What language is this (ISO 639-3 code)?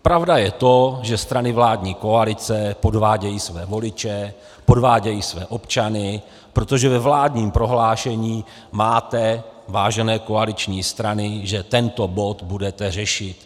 ces